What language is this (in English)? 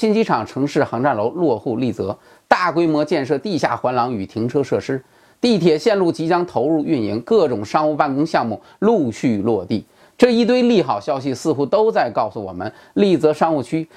Chinese